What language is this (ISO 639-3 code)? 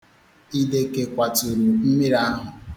ibo